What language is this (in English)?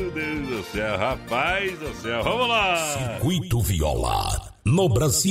Portuguese